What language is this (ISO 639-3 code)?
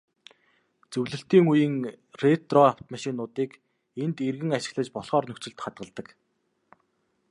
mon